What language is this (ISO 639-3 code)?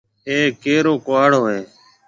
mve